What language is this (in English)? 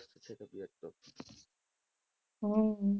Gujarati